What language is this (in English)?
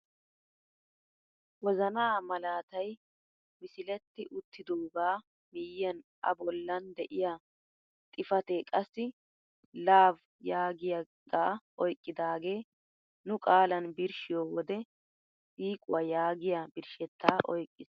Wolaytta